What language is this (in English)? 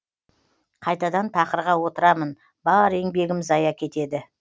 Kazakh